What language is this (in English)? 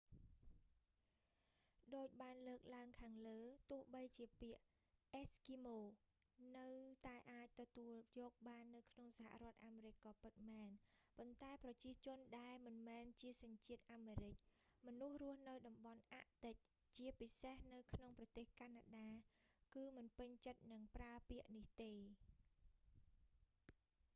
Khmer